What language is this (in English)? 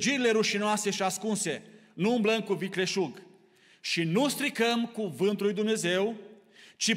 Romanian